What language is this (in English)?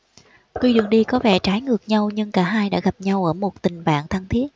Vietnamese